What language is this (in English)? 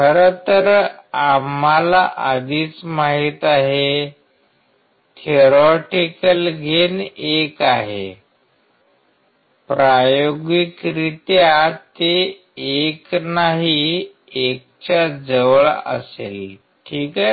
Marathi